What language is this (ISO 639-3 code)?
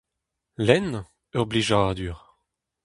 bre